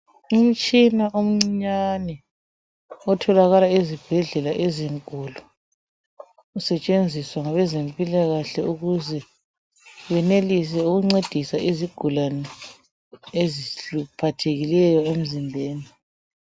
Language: North Ndebele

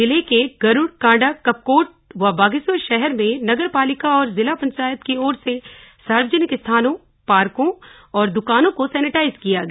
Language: Hindi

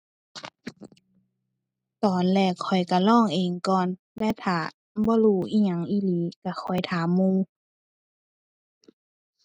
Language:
Thai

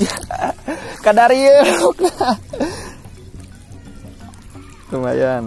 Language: Indonesian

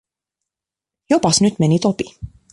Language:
Finnish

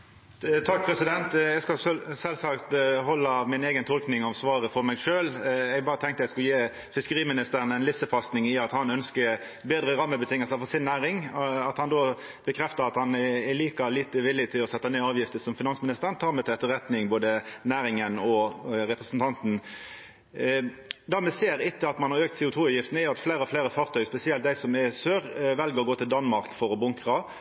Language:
Norwegian Nynorsk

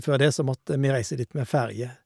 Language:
Norwegian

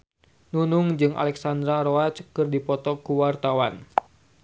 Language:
Sundanese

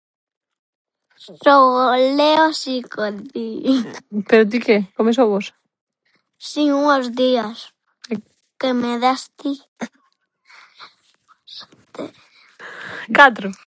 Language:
Galician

